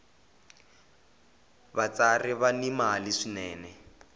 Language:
Tsonga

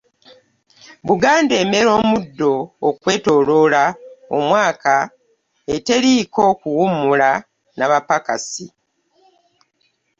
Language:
Ganda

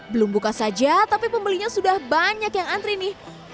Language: Indonesian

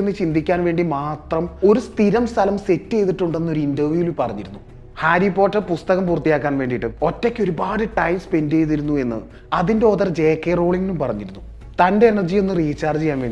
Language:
Malayalam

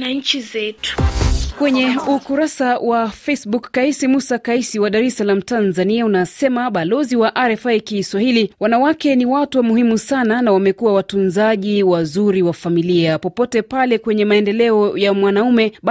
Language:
Swahili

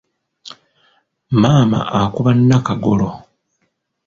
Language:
Ganda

